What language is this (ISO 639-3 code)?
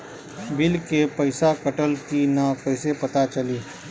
bho